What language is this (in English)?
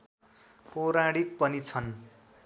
Nepali